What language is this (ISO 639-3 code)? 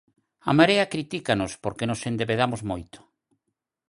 glg